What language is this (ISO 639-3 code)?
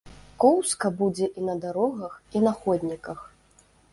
bel